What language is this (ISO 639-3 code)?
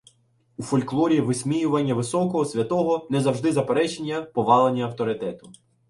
ukr